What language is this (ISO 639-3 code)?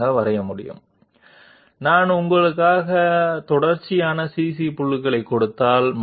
tel